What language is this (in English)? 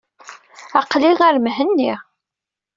Kabyle